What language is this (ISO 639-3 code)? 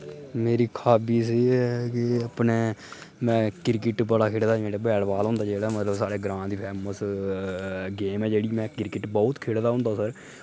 doi